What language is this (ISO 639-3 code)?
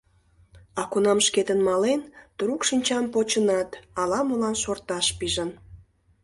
chm